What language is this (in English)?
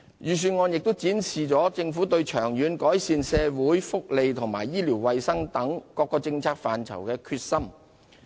Cantonese